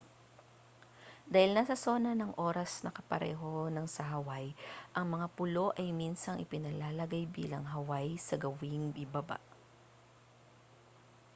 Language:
Filipino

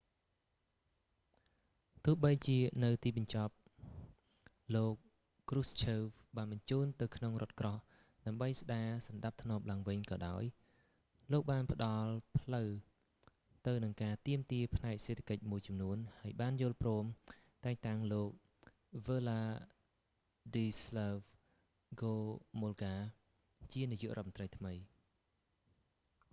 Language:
Khmer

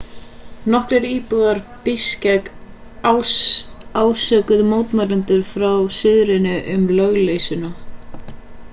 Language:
Icelandic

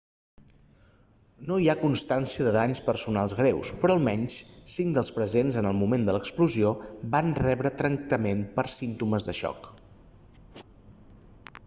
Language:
Catalan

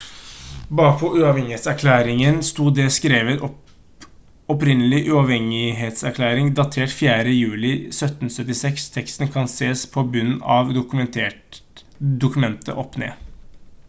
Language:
Norwegian Bokmål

